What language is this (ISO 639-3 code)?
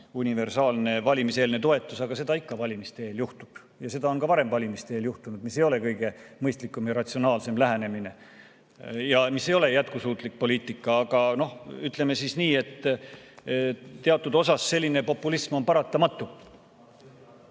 est